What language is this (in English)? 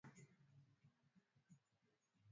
Swahili